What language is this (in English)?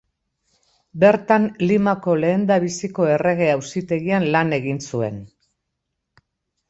Basque